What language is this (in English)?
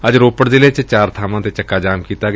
Punjabi